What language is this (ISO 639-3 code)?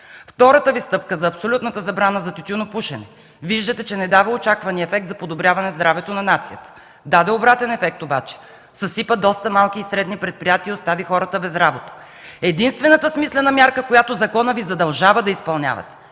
bul